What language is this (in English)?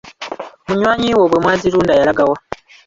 Ganda